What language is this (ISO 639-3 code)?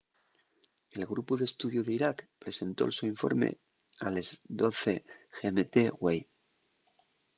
ast